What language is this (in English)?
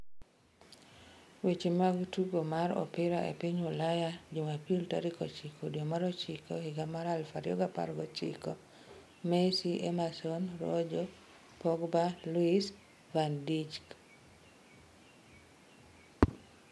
Luo (Kenya and Tanzania)